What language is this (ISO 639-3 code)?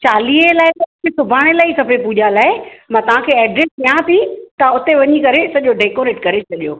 snd